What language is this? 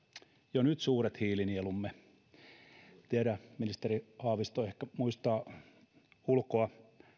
Finnish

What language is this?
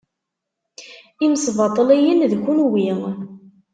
Kabyle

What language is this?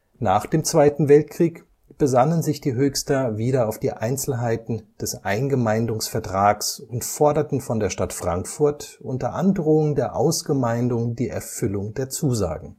German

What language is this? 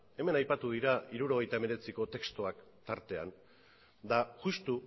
Basque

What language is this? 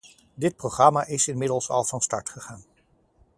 Dutch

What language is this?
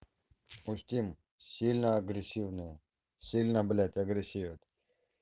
Russian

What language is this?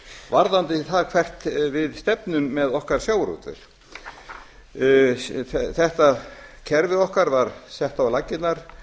Icelandic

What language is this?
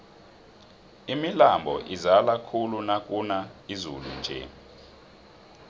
South Ndebele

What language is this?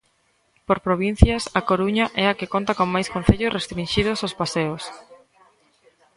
Galician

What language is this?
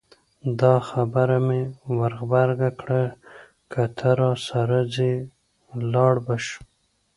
Pashto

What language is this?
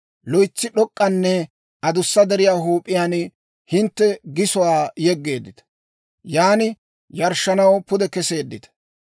Dawro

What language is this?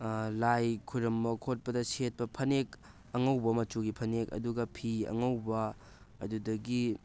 Manipuri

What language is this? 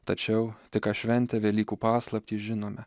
Lithuanian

